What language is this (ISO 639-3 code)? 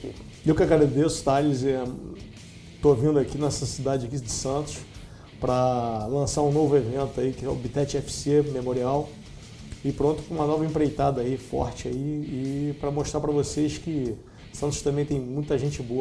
por